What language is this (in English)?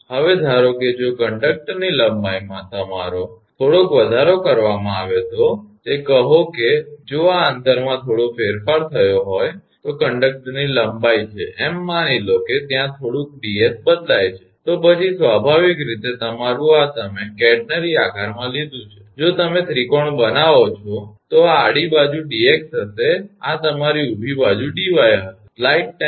Gujarati